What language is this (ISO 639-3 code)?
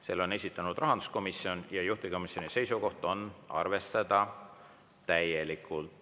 est